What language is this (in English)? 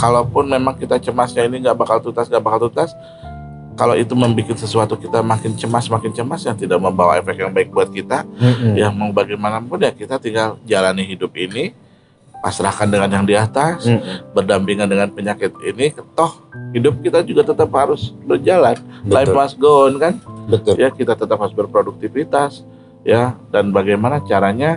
Indonesian